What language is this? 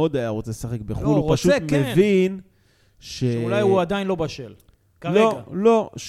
Hebrew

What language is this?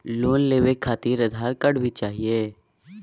Magahi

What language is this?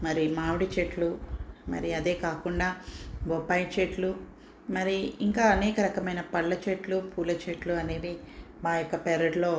Telugu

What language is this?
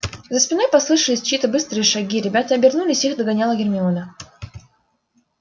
Russian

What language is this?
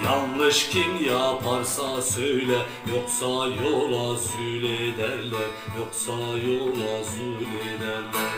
Turkish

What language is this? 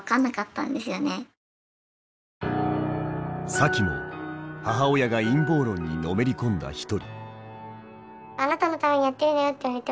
Japanese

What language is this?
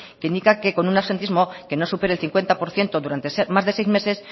Spanish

